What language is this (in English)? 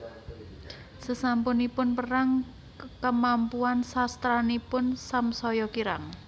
Javanese